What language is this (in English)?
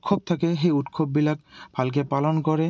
Assamese